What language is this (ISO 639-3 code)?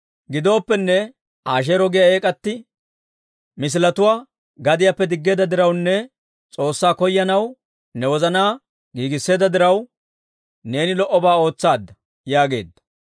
dwr